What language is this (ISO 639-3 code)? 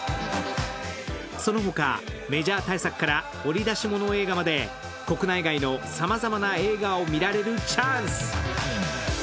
jpn